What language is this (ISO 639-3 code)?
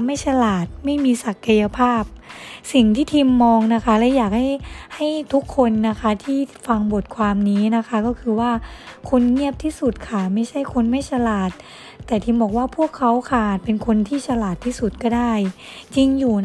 tha